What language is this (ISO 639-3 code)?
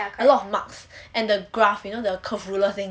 eng